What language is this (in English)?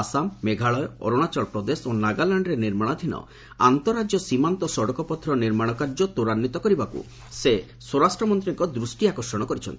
Odia